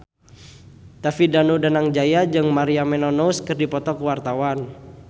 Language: Sundanese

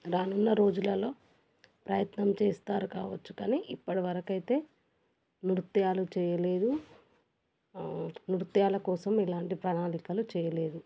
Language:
Telugu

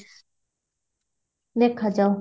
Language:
Odia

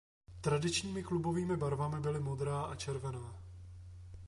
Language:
Czech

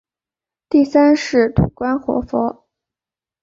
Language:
Chinese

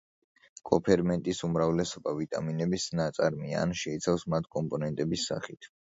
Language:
Georgian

